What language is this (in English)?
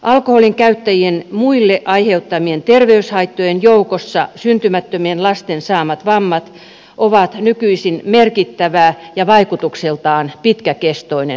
Finnish